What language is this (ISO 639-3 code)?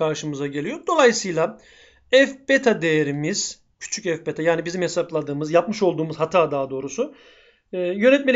tur